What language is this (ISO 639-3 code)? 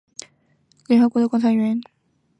zho